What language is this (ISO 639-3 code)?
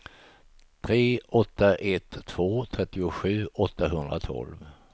swe